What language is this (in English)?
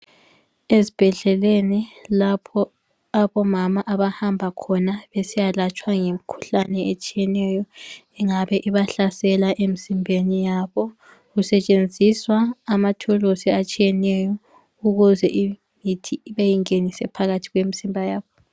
North Ndebele